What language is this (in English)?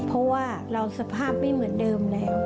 Thai